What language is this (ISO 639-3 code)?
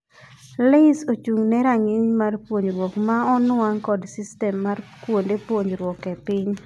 luo